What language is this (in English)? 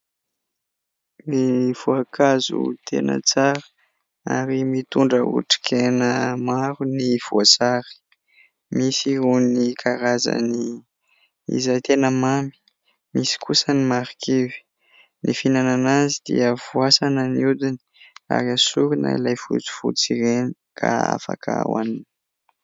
Malagasy